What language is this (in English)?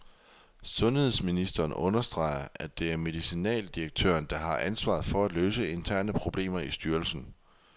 Danish